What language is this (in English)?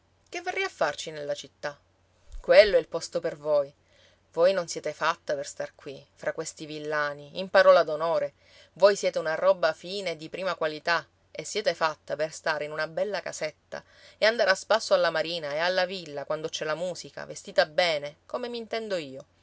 Italian